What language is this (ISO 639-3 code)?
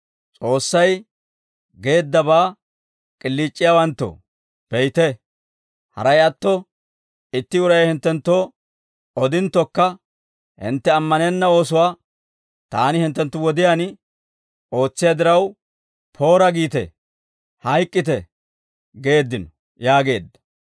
dwr